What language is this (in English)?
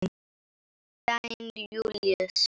Icelandic